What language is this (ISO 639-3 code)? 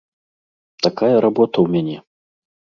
bel